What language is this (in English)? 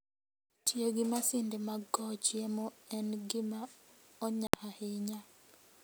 Luo (Kenya and Tanzania)